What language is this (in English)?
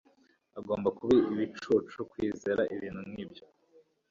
Kinyarwanda